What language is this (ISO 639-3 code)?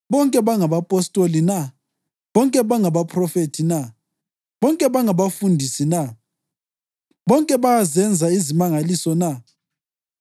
nde